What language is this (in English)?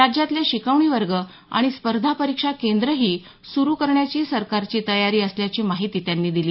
Marathi